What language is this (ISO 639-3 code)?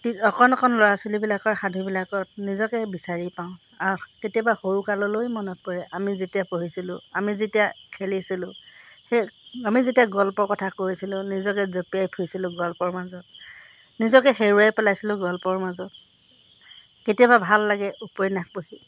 asm